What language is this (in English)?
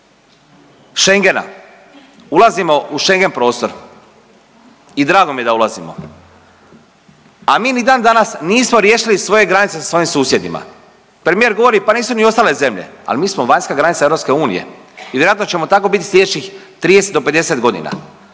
Croatian